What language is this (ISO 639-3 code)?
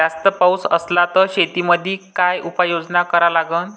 mar